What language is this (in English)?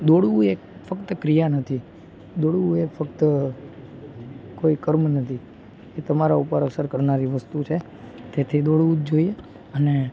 Gujarati